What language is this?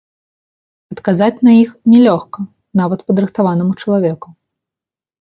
Belarusian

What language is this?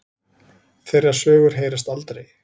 Icelandic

